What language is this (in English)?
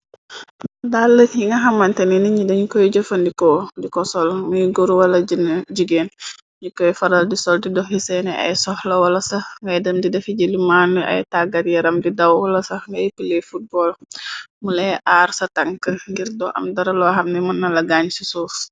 Wolof